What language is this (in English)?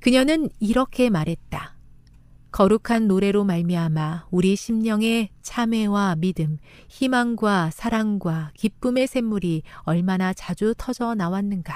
Korean